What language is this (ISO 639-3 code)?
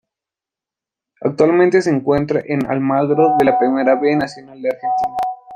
spa